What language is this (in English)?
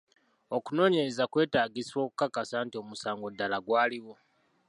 Ganda